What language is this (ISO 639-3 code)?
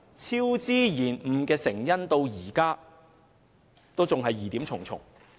yue